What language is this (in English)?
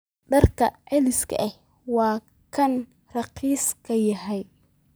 Somali